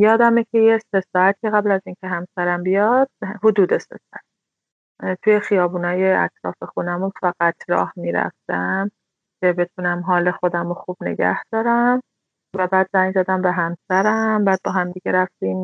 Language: Persian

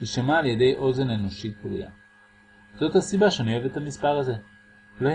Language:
Hebrew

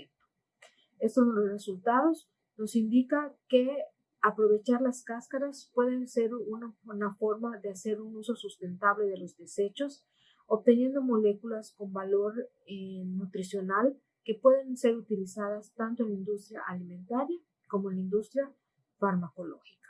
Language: Spanish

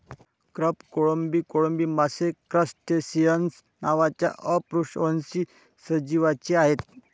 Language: Marathi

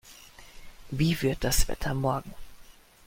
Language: German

